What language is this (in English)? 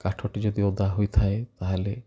Odia